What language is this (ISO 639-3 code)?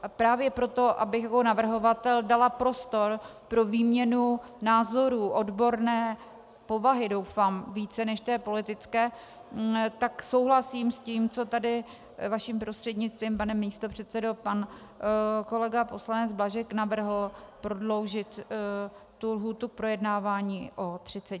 ces